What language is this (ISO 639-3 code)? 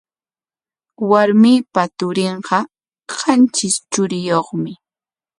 qwa